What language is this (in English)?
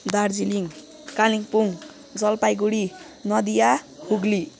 Nepali